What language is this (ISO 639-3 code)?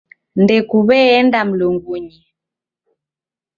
dav